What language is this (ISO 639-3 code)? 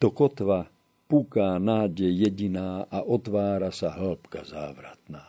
slk